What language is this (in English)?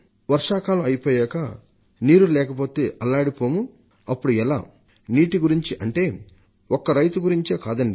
Telugu